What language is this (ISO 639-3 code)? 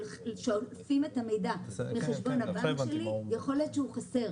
heb